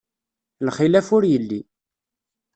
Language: Kabyle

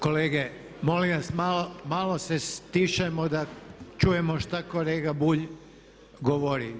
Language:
Croatian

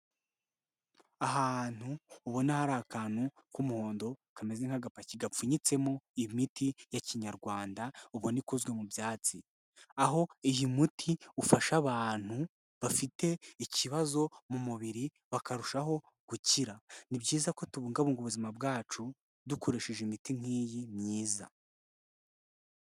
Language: Kinyarwanda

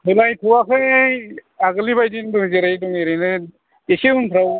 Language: Bodo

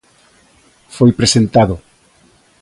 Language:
Galician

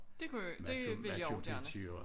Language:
Danish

